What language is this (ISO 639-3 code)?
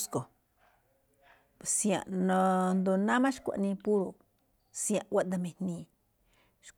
tcf